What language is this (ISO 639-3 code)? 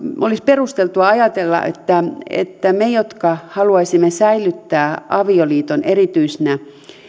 fin